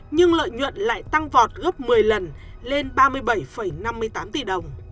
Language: Vietnamese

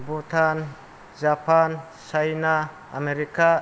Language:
Bodo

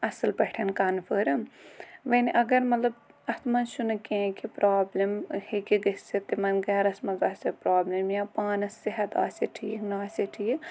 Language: Kashmiri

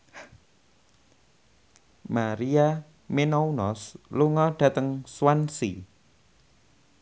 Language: Javanese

